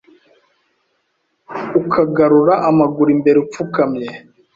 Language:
Kinyarwanda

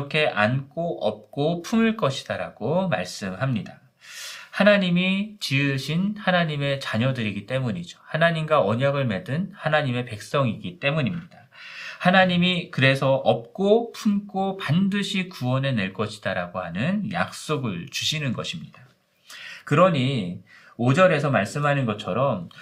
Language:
Korean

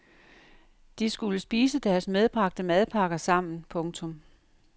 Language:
Danish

